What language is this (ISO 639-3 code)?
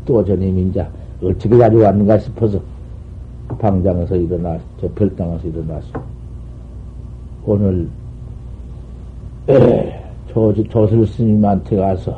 kor